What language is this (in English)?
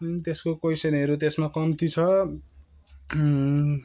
Nepali